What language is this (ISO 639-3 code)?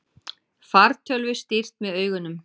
isl